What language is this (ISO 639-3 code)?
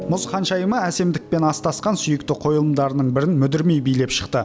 kaz